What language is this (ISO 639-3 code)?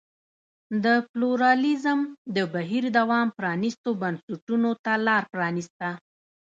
pus